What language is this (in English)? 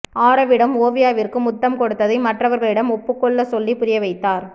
Tamil